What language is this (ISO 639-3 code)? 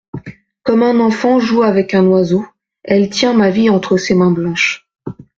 fra